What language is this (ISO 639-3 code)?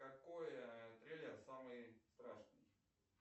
rus